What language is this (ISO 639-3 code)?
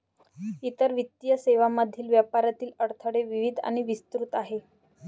mar